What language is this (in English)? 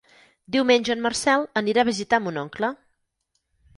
Catalan